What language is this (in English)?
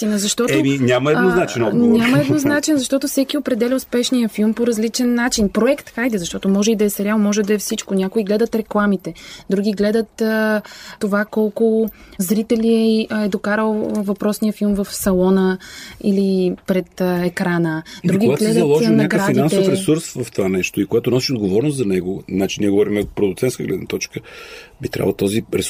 Bulgarian